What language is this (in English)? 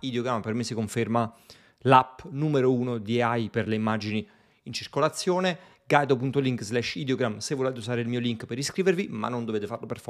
Italian